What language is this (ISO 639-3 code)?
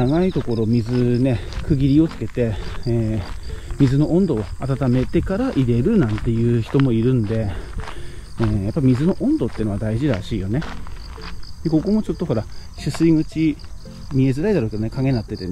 jpn